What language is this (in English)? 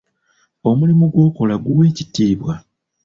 Ganda